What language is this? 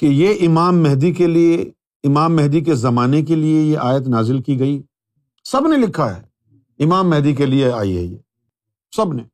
Urdu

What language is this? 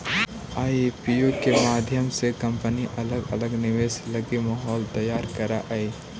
Magahi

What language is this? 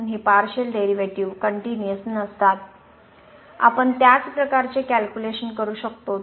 Marathi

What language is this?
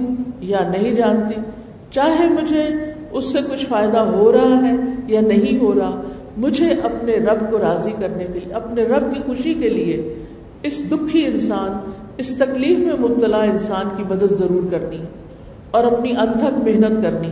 Urdu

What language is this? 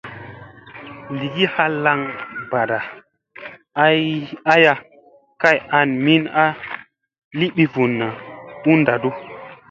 Musey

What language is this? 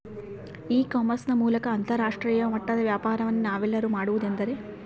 Kannada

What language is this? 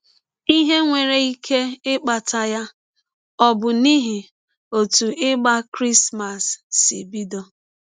Igbo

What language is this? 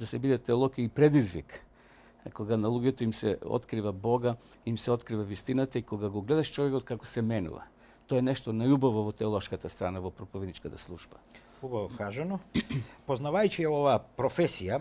Macedonian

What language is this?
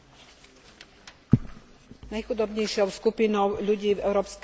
Slovak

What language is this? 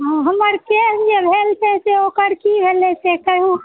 Maithili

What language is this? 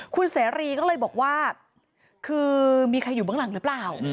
Thai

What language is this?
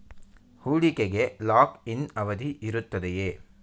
Kannada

